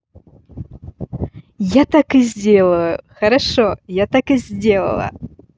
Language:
Russian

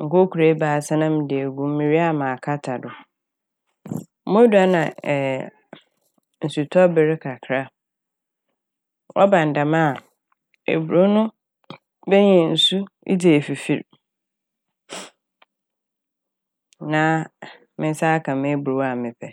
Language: Akan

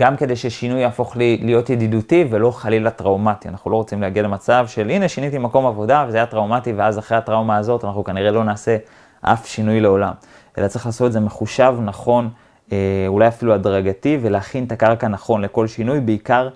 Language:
Hebrew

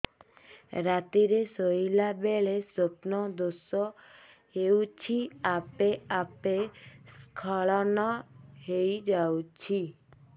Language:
Odia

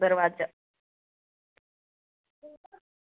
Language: Dogri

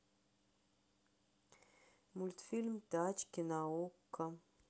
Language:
Russian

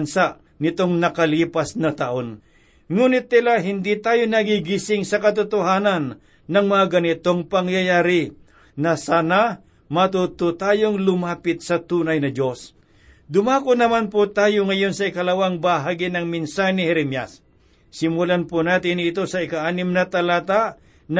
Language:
Filipino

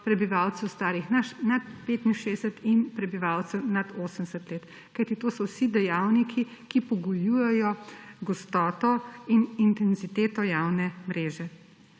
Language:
Slovenian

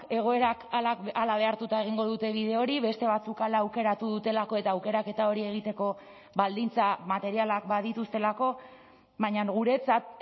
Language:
Basque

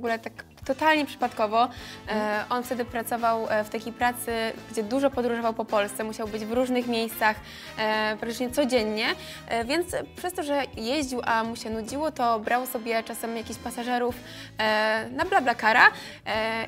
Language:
Polish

